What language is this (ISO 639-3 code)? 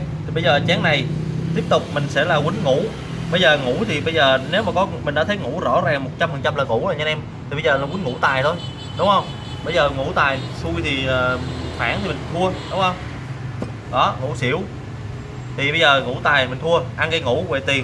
vie